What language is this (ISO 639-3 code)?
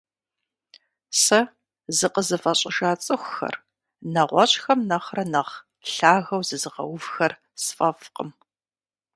kbd